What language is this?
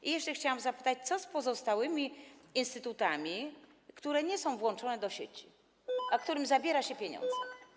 Polish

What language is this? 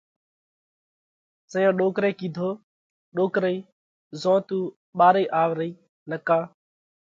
Parkari Koli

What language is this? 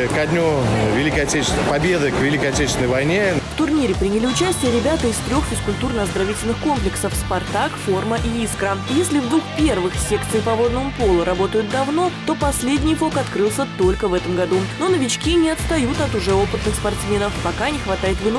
Russian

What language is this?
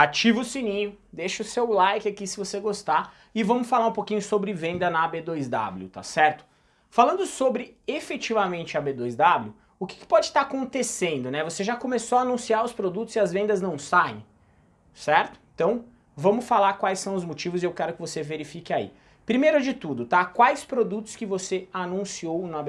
Portuguese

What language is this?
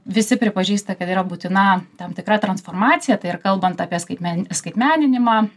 Lithuanian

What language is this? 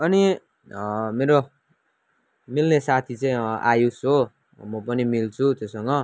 Nepali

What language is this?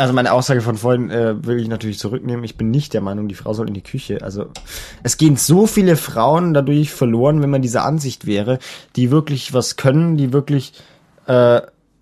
German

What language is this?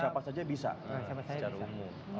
Indonesian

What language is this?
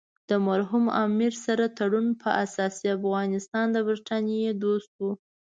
Pashto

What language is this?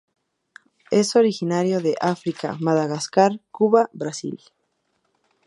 Spanish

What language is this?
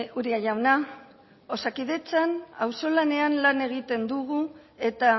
Basque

